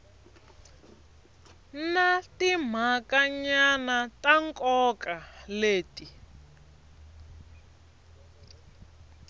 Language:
Tsonga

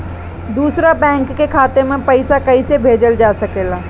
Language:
Bhojpuri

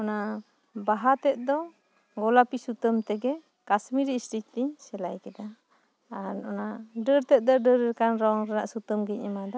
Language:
Santali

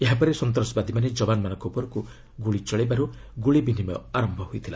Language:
Odia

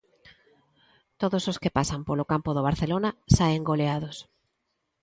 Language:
Galician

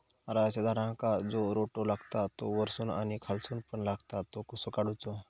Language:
Marathi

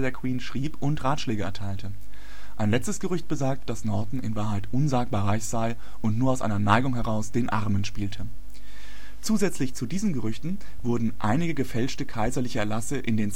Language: German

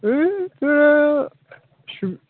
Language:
Bodo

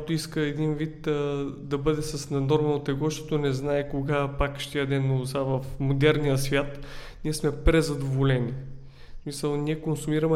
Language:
Bulgarian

